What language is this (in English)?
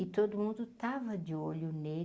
Portuguese